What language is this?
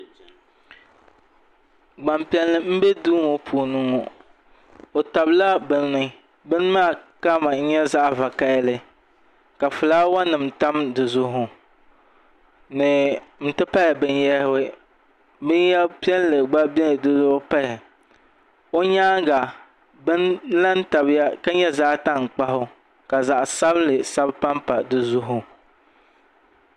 Dagbani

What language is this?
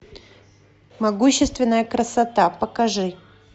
Russian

